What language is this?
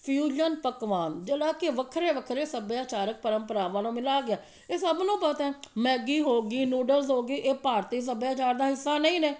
Punjabi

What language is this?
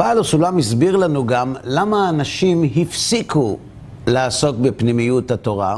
Hebrew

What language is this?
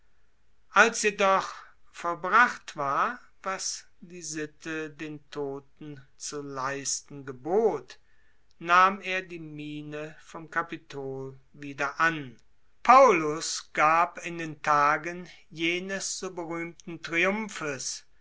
German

